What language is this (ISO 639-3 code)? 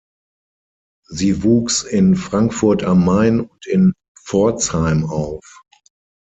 deu